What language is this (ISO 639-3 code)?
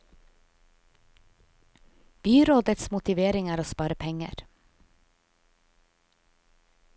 nor